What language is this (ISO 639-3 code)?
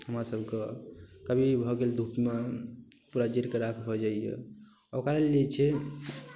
mai